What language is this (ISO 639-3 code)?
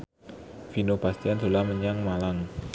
jav